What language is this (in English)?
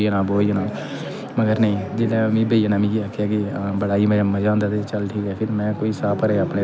Dogri